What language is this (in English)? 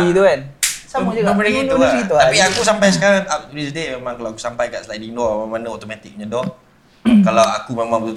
Malay